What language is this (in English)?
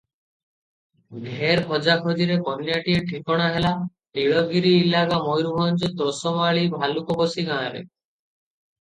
Odia